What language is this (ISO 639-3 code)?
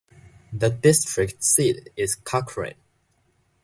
eng